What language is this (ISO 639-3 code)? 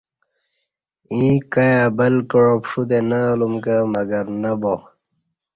bsh